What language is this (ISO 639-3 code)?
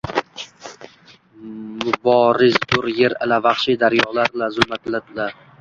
uzb